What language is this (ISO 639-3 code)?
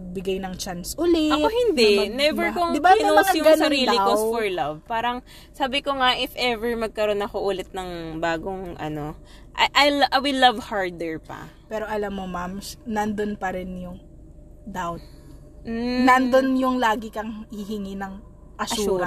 fil